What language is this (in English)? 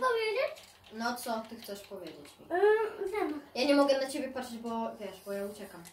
Polish